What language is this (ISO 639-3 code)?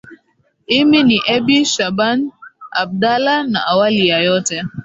swa